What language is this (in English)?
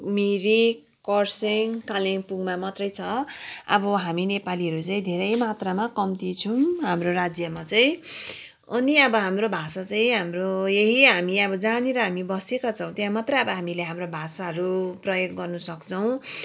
Nepali